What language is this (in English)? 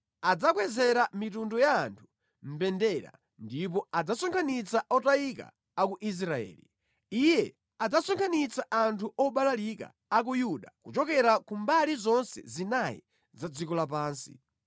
Nyanja